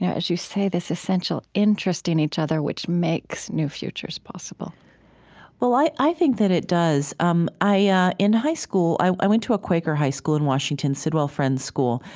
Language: English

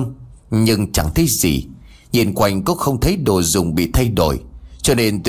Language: Vietnamese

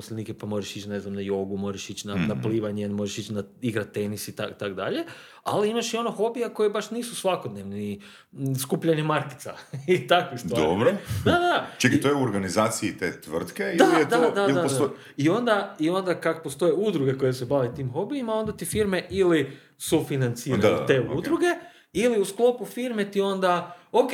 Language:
Croatian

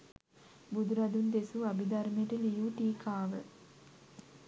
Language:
Sinhala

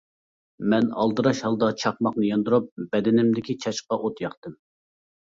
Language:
Uyghur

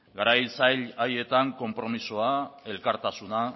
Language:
Basque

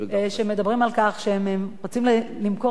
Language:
Hebrew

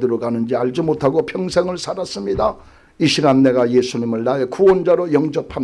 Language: Korean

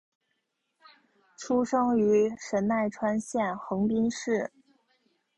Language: Chinese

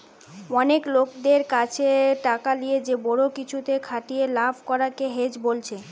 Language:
Bangla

